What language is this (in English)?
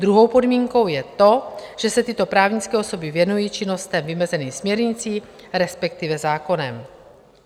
Czech